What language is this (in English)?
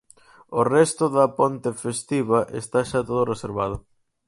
Galician